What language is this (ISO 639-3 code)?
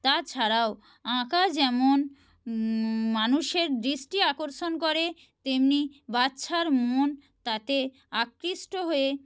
ben